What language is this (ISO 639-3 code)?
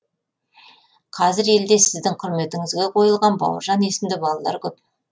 kaz